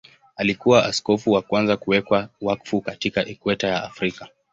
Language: Swahili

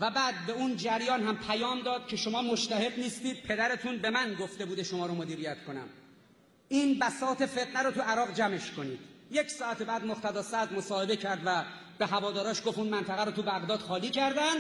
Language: Persian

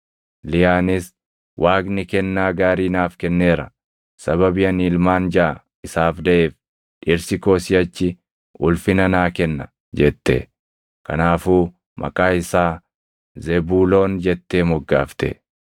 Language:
Oromo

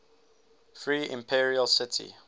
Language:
English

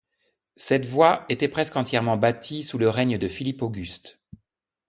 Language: French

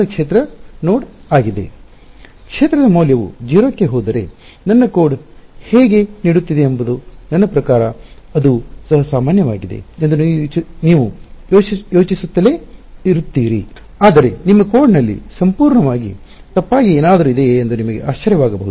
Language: Kannada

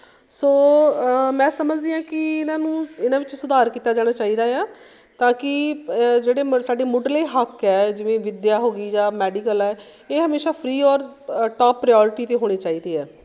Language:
Punjabi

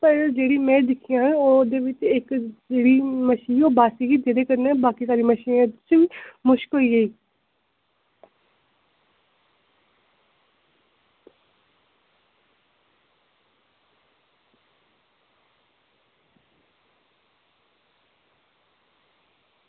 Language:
Dogri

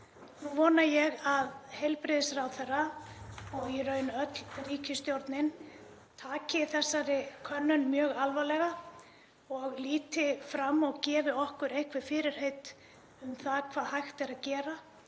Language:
Icelandic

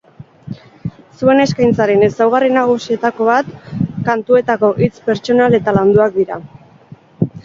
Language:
Basque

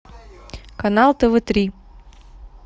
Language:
Russian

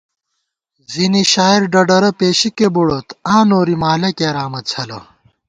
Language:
Gawar-Bati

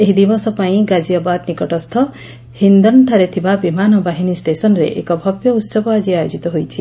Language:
Odia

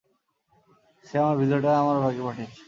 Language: Bangla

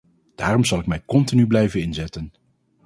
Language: Dutch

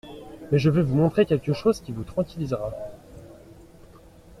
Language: French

